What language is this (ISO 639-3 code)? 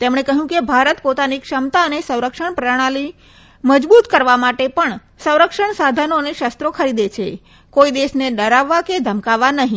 guj